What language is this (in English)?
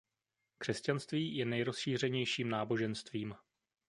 Czech